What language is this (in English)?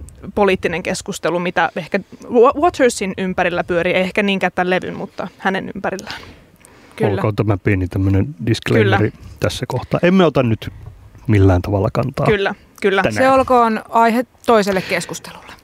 Finnish